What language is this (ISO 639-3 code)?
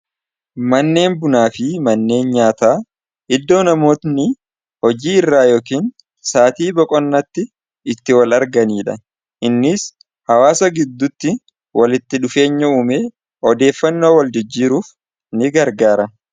orm